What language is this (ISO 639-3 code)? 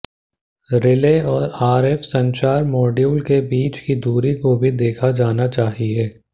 hin